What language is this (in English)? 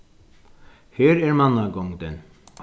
Faroese